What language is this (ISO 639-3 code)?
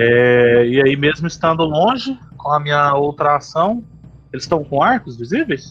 por